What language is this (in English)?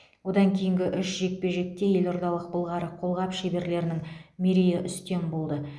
Kazakh